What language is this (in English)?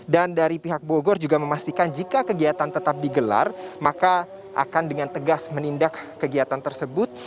Indonesian